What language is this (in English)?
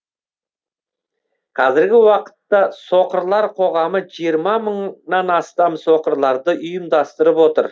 Kazakh